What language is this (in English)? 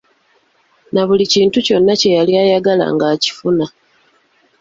Ganda